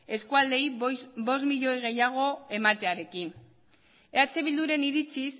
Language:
Basque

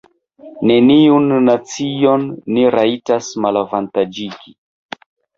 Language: Esperanto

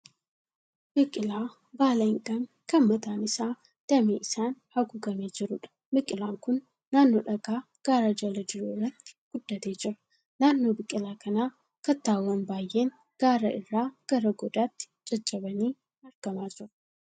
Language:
Oromo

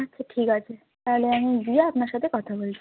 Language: Bangla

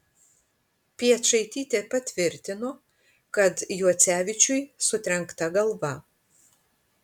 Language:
Lithuanian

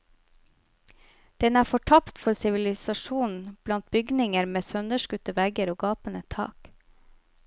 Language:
Norwegian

